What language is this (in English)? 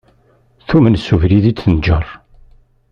Kabyle